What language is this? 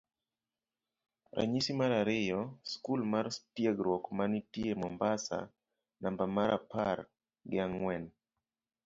Luo (Kenya and Tanzania)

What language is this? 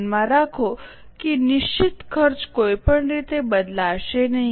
Gujarati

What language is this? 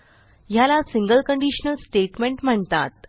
Marathi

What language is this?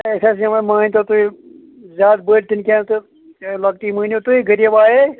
Kashmiri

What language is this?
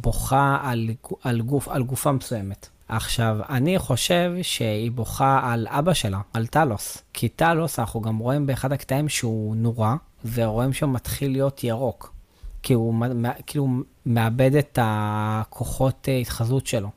Hebrew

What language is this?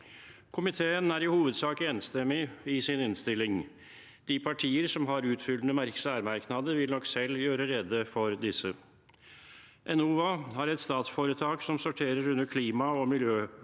Norwegian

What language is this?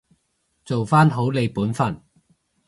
Cantonese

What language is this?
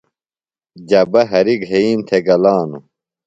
Phalura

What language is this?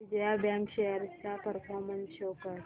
Marathi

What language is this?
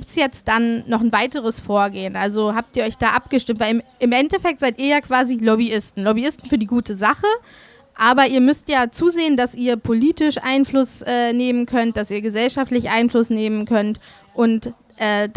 German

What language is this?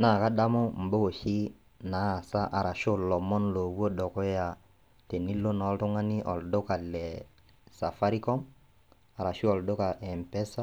Masai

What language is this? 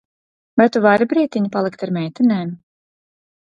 Latvian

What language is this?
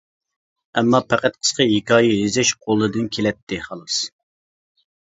Uyghur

